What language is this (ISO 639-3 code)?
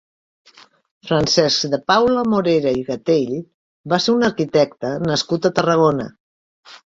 cat